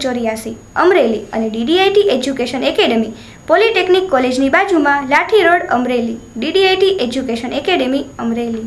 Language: Gujarati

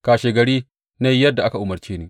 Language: Hausa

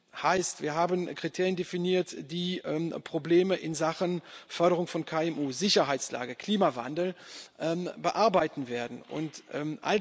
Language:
German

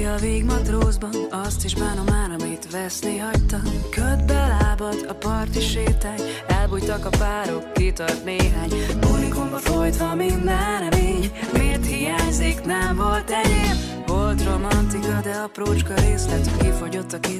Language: Hungarian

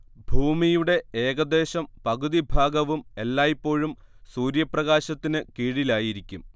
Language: Malayalam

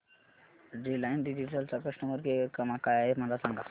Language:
Marathi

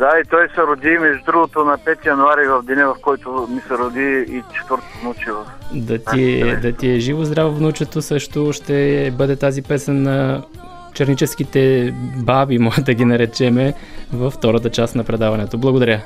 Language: Bulgarian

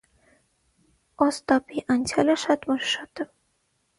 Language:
Armenian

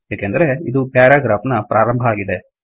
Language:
Kannada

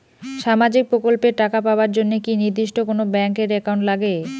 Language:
Bangla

